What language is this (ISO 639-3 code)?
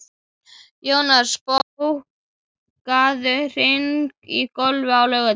isl